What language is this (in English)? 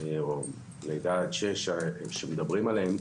Hebrew